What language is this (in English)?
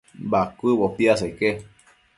Matsés